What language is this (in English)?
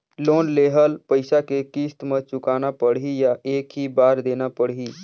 Chhattisgarhi